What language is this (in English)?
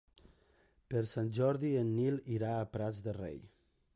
Catalan